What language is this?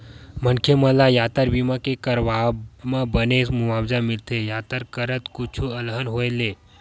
Chhattisgarhi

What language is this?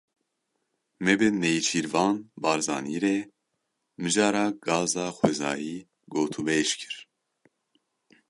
Kurdish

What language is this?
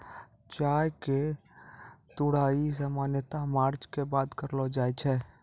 Maithili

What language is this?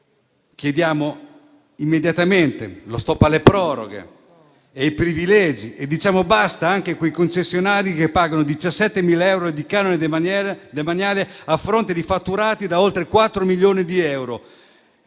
Italian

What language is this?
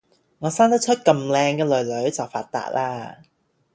Cantonese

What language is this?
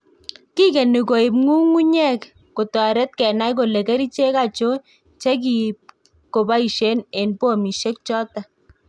Kalenjin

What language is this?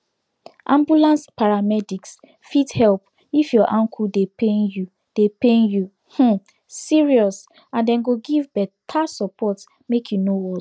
Nigerian Pidgin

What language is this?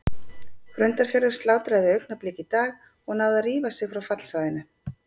Icelandic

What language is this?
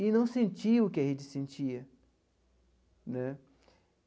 Portuguese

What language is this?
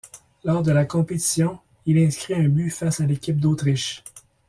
French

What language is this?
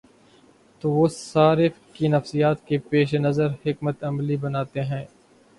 Urdu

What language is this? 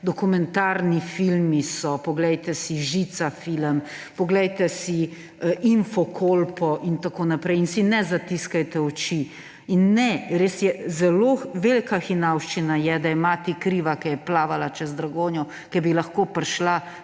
Slovenian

